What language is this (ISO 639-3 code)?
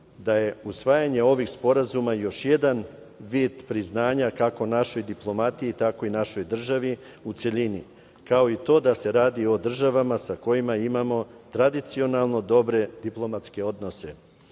srp